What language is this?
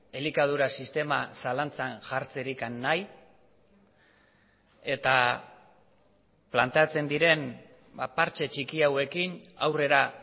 Basque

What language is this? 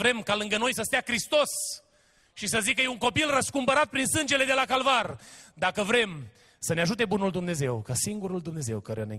Romanian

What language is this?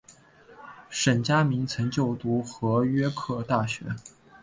Chinese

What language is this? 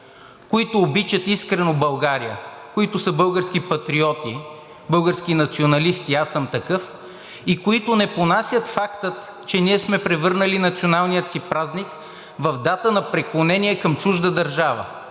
Bulgarian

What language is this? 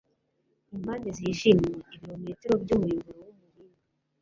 Kinyarwanda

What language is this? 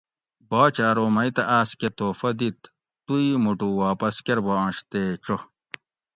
Gawri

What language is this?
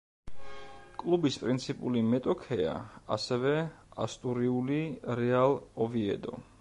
Georgian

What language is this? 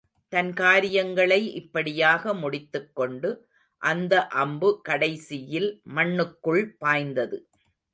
Tamil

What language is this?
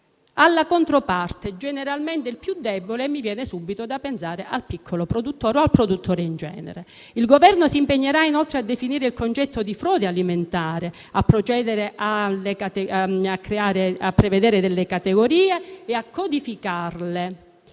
Italian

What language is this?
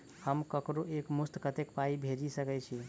Maithili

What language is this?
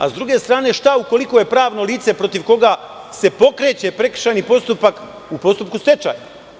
Serbian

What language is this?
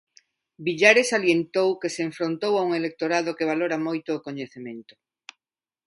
Galician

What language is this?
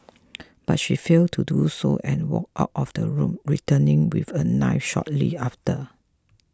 English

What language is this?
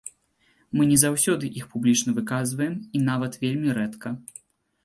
Belarusian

